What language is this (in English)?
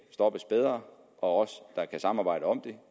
Danish